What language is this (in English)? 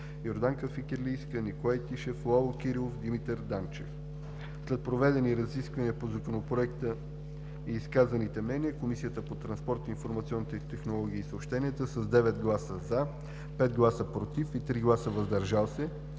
Bulgarian